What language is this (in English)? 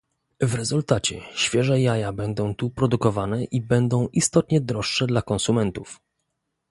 Polish